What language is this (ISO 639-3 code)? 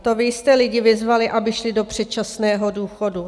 ces